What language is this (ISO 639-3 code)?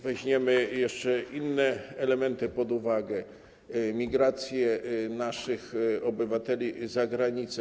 pol